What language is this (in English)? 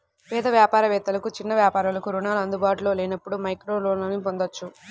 Telugu